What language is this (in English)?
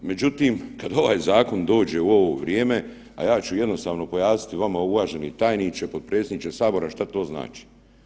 Croatian